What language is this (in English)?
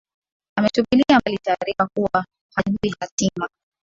Swahili